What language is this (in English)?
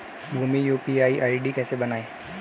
Hindi